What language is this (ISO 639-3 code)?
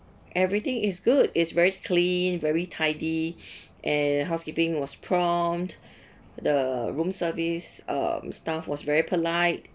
eng